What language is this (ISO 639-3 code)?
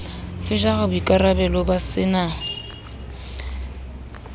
sot